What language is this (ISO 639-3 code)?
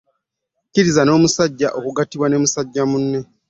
lug